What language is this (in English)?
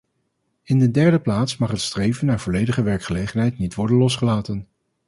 Dutch